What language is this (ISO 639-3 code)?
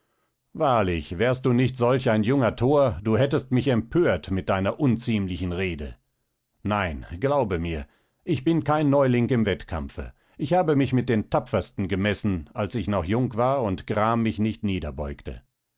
deu